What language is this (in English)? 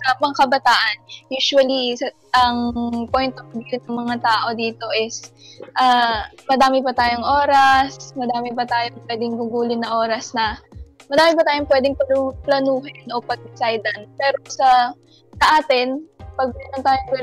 Filipino